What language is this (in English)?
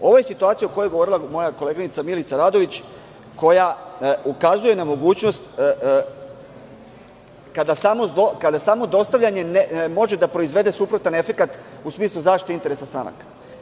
Serbian